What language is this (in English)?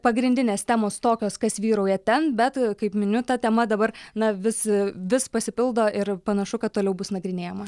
Lithuanian